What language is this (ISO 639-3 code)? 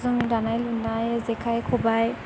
brx